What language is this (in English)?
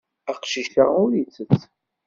Kabyle